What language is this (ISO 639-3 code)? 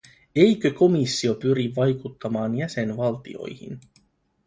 fin